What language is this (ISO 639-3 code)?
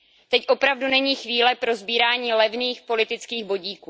ces